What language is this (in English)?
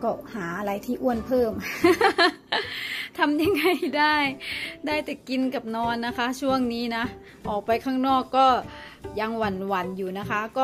Thai